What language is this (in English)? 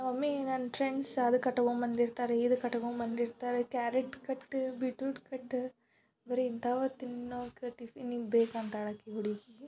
Kannada